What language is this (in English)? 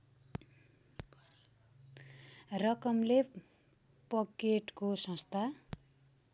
Nepali